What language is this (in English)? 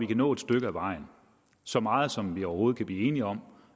Danish